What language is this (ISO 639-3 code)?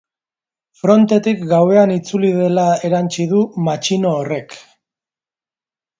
eus